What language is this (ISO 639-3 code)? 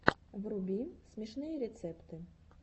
rus